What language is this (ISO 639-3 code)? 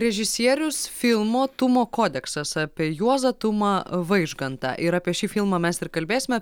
lit